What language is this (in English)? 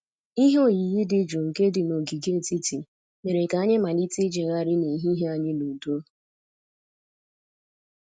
Igbo